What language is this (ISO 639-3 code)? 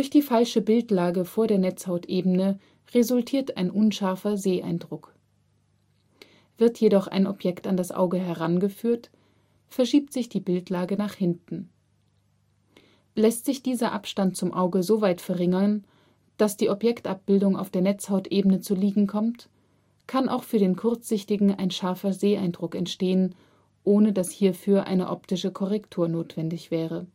deu